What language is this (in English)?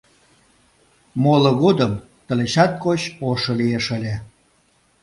Mari